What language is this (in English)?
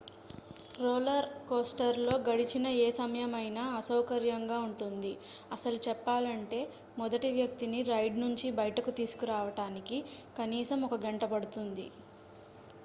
Telugu